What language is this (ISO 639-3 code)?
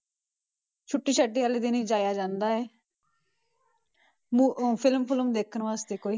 pan